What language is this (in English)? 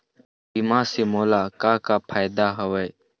Chhattisgarhi